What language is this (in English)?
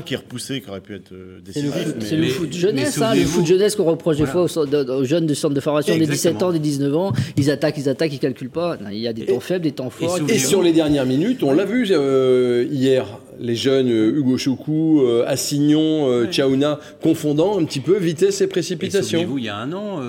French